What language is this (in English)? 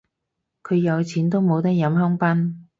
Cantonese